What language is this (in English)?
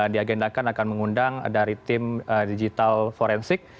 Indonesian